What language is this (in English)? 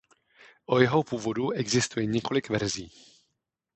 Czech